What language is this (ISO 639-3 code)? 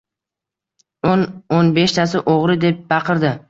uzb